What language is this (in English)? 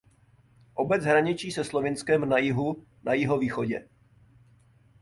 Czech